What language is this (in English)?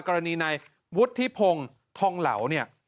Thai